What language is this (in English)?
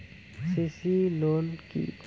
Bangla